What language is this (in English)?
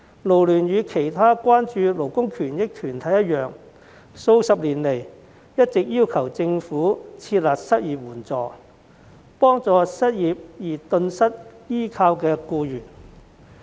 Cantonese